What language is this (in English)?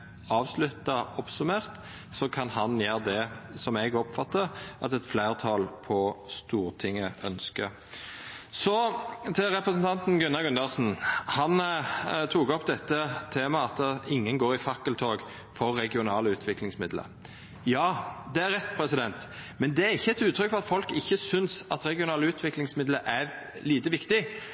Norwegian Nynorsk